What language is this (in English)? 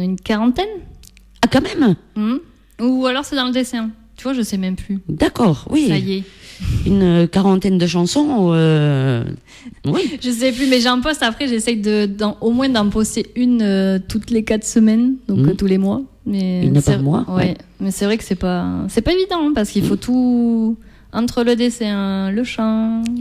French